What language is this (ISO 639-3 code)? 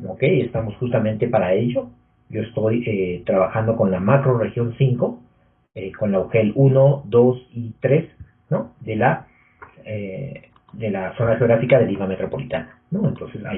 spa